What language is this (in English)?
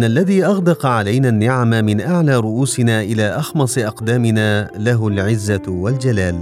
Arabic